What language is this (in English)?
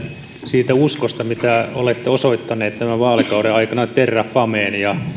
Finnish